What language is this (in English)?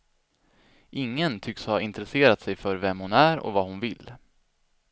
Swedish